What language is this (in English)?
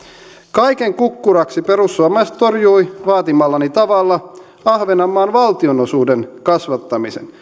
Finnish